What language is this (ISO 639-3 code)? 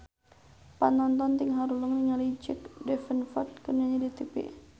sun